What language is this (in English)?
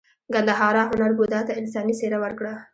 Pashto